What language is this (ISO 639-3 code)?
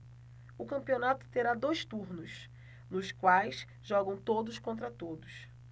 por